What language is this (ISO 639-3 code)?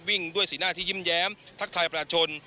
tha